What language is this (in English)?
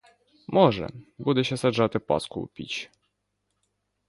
Ukrainian